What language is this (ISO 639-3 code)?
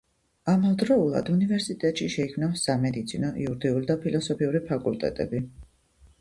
kat